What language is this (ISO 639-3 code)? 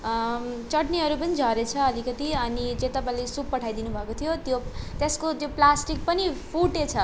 nep